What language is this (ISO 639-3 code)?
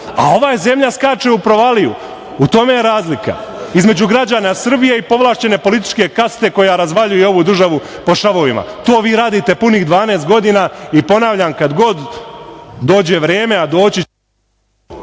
srp